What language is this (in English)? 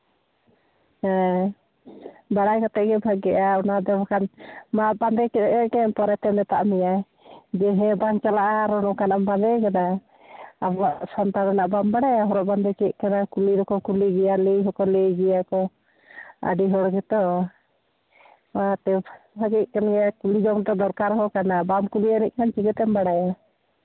Santali